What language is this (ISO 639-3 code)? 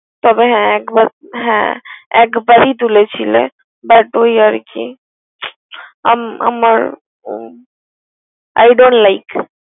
ben